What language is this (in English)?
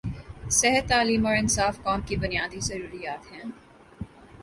Urdu